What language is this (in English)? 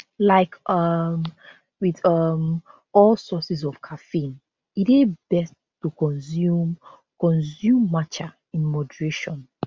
Nigerian Pidgin